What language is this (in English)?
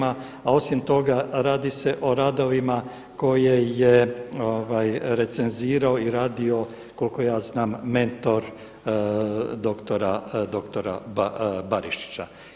Croatian